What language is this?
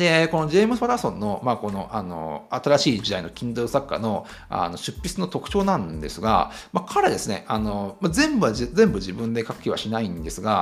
Japanese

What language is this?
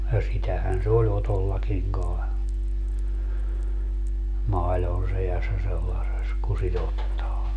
Finnish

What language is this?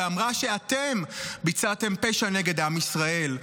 Hebrew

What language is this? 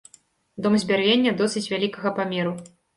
Belarusian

